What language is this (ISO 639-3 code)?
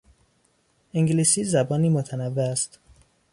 fas